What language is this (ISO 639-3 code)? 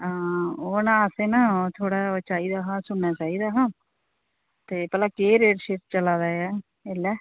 doi